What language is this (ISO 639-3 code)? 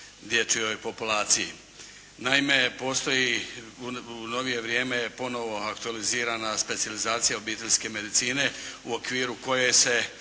hrv